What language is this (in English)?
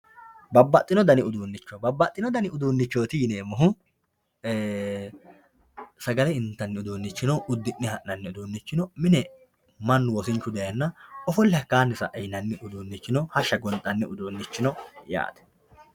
Sidamo